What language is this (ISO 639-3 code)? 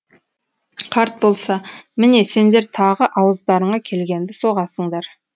kaz